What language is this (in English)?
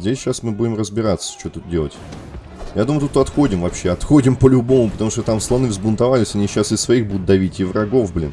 Russian